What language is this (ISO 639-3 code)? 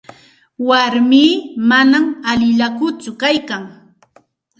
qxt